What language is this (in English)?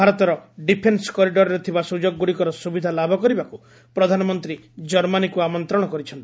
Odia